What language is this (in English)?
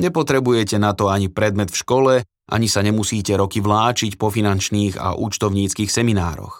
Slovak